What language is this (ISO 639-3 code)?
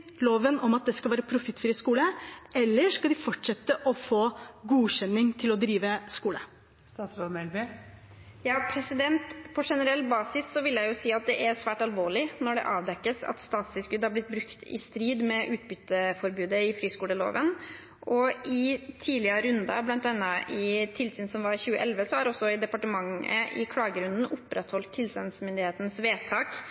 nob